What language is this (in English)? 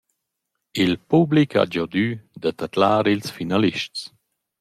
Romansh